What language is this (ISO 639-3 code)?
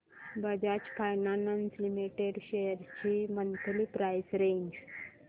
mar